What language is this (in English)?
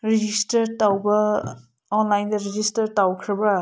Manipuri